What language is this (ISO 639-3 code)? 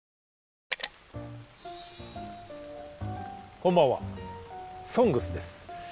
jpn